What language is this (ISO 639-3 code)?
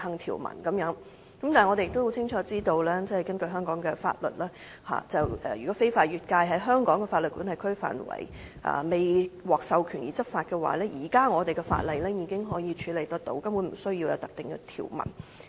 yue